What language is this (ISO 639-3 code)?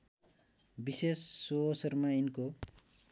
nep